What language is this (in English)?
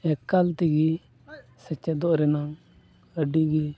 Santali